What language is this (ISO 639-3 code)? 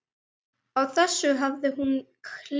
isl